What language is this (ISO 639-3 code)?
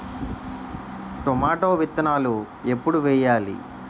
tel